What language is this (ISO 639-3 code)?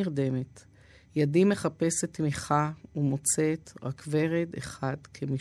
heb